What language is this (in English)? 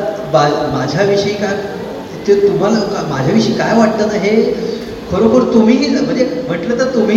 Marathi